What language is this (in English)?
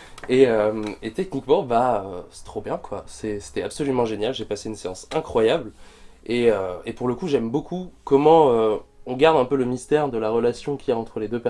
French